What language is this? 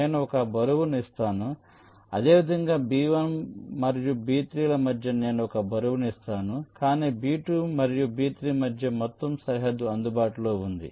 Telugu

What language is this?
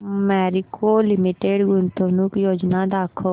Marathi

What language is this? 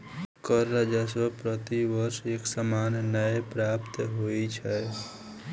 Maithili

